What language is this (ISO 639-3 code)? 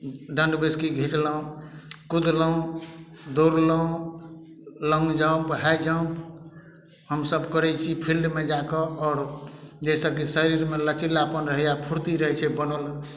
mai